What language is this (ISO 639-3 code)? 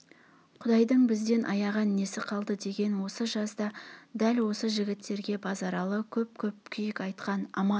kaz